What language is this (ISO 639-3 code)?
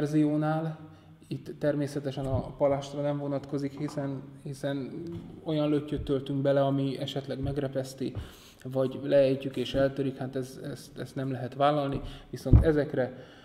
hun